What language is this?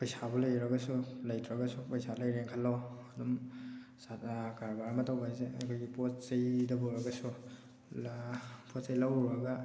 Manipuri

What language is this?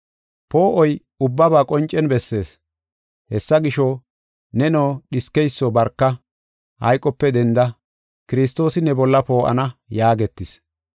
Gofa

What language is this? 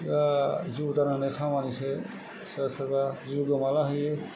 Bodo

